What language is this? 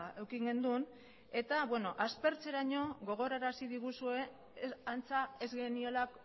Basque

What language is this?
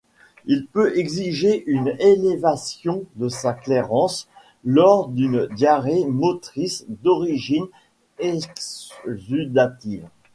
French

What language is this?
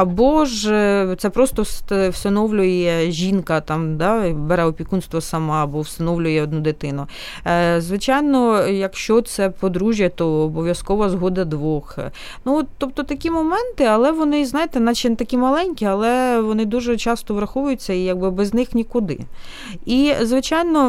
Ukrainian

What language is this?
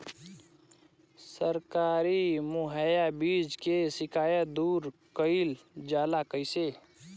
Bhojpuri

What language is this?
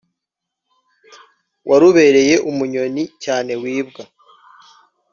Kinyarwanda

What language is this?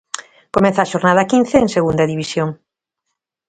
Galician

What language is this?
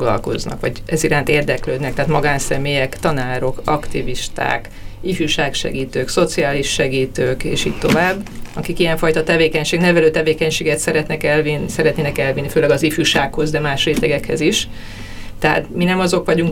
Hungarian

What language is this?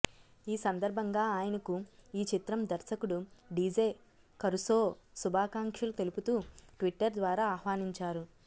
Telugu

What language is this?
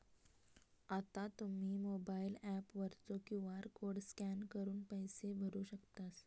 Marathi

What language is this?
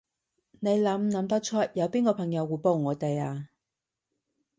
Cantonese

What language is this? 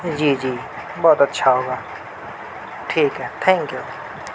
Urdu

